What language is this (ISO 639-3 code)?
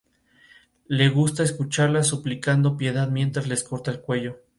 spa